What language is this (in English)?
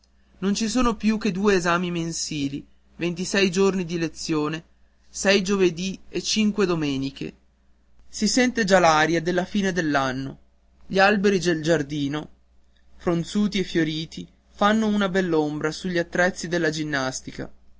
Italian